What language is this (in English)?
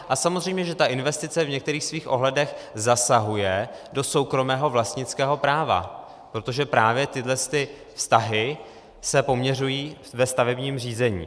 Czech